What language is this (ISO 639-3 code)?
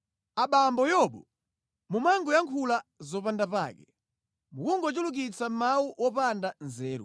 nya